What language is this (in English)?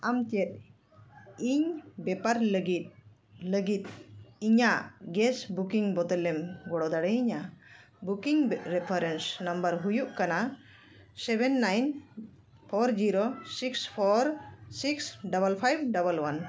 Santali